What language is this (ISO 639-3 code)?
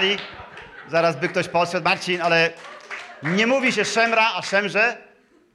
pol